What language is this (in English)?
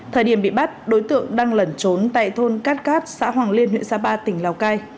Vietnamese